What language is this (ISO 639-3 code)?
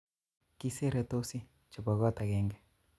kln